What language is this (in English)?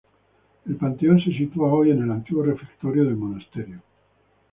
Spanish